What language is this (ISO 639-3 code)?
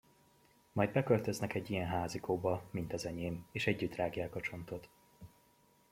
hun